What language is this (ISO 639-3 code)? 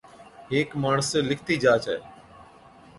odk